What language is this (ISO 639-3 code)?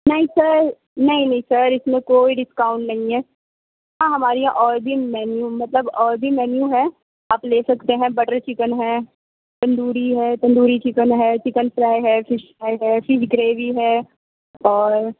urd